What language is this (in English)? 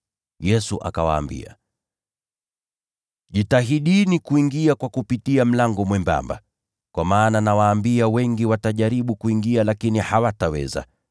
Swahili